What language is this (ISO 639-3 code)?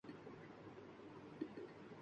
urd